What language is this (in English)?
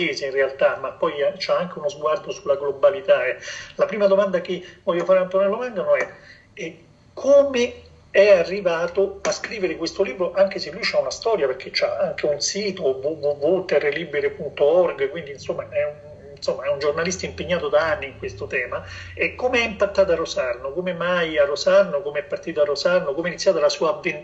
Italian